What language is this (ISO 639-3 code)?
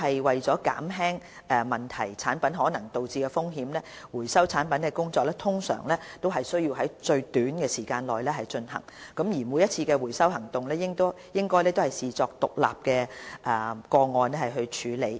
yue